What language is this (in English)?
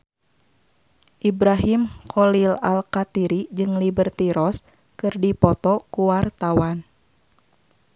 Sundanese